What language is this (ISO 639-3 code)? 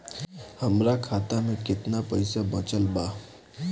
bho